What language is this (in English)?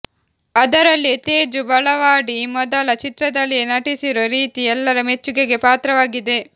Kannada